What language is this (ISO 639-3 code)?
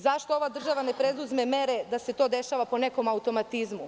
srp